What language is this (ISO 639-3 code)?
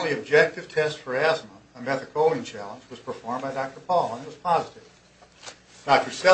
eng